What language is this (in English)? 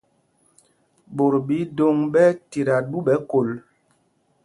Mpumpong